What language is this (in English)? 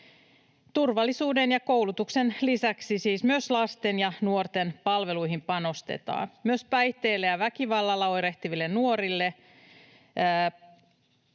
Finnish